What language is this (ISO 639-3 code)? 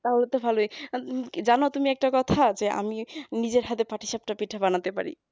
ben